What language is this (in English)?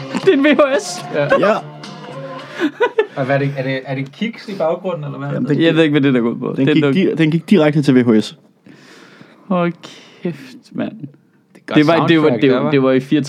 Danish